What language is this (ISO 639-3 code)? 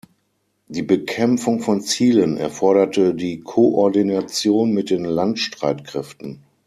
deu